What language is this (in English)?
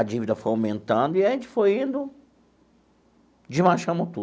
Portuguese